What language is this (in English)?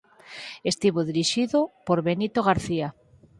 Galician